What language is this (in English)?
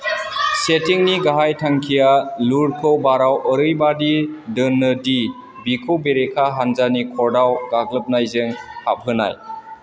Bodo